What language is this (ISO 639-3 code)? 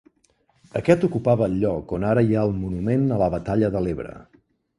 cat